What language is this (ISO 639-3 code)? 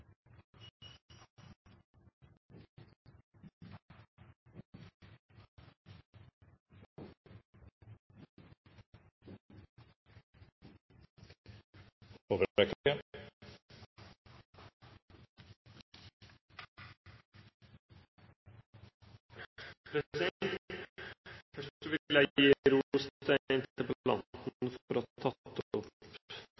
nor